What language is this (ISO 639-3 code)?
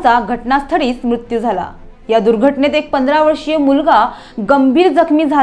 ron